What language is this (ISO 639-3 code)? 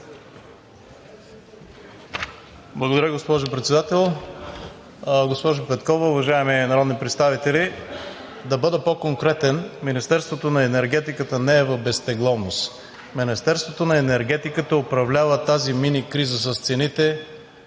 bul